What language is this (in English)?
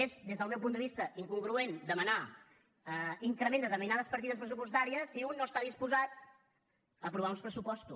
Catalan